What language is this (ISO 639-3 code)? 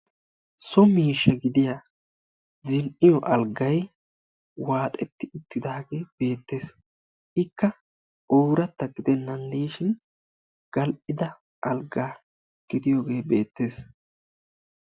wal